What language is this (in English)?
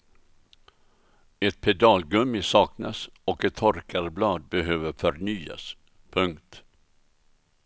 Swedish